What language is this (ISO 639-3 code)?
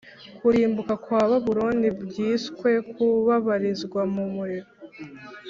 kin